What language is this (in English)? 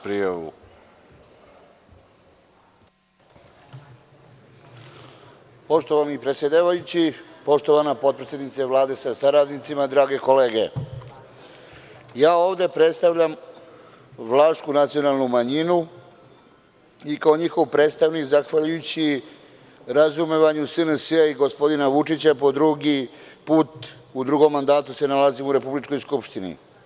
Serbian